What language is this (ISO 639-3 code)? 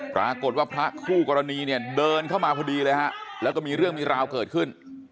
tha